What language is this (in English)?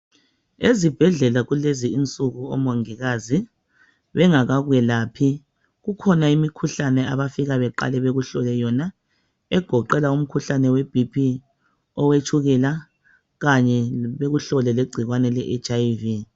North Ndebele